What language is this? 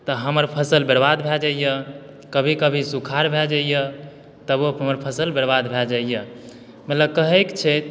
Maithili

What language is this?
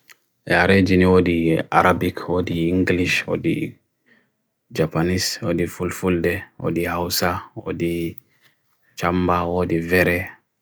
Bagirmi Fulfulde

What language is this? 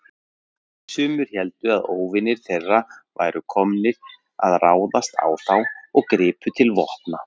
Icelandic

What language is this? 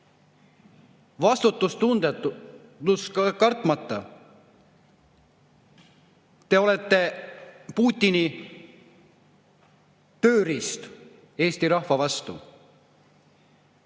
Estonian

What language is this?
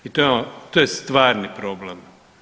Croatian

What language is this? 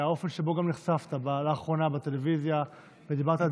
Hebrew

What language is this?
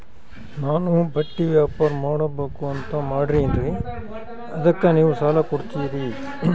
Kannada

